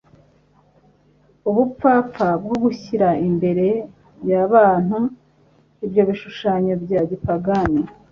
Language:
Kinyarwanda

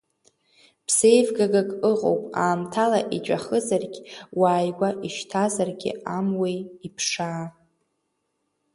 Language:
Abkhazian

